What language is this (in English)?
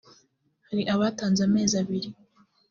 Kinyarwanda